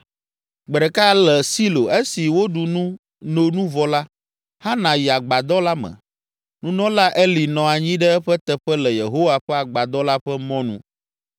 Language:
Ewe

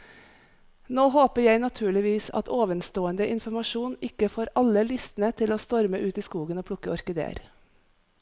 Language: Norwegian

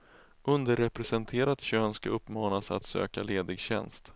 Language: Swedish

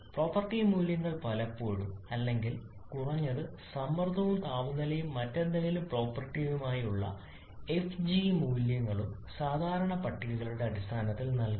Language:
Malayalam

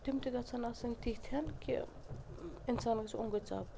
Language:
Kashmiri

